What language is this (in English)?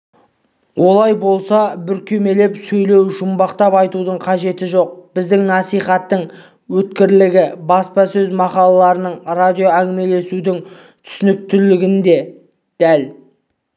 Kazakh